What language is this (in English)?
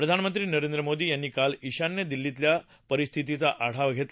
Marathi